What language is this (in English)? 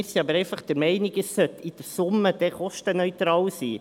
Swiss German